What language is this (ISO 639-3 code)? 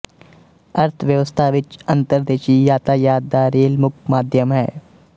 pan